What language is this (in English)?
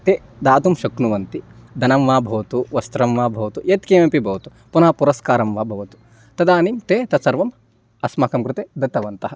Sanskrit